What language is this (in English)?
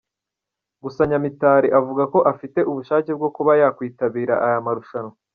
Kinyarwanda